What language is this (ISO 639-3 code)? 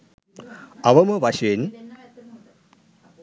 sin